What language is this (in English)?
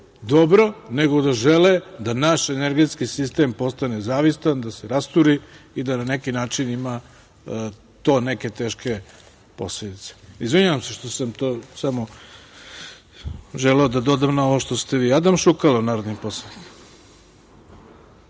Serbian